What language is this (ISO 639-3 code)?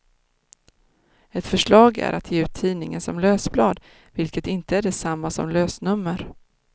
swe